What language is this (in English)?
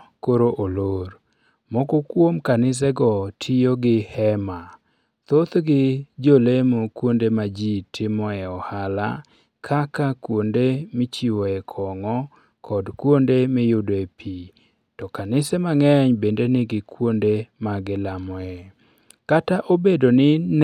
Luo (Kenya and Tanzania)